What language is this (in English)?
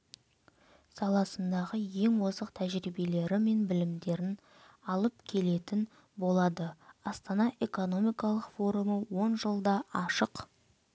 Kazakh